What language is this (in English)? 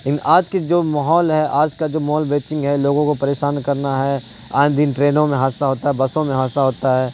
Urdu